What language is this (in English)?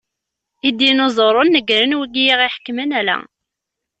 Kabyle